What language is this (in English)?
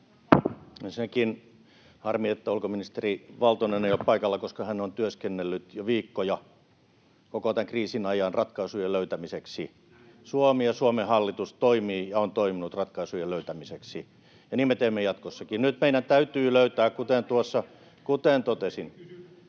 Finnish